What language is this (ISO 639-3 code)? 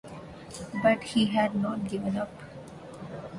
eng